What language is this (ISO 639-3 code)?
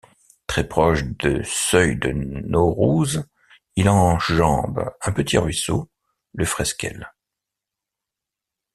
fra